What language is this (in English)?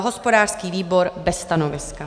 Czech